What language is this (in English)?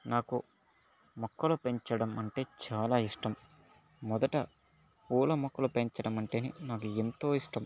Telugu